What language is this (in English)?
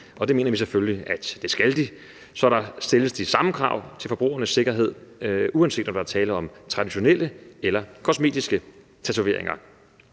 Danish